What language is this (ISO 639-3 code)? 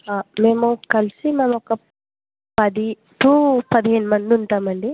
tel